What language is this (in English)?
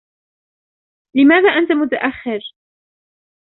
Arabic